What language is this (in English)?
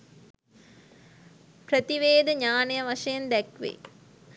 Sinhala